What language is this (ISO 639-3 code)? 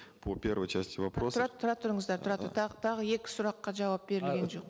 kaz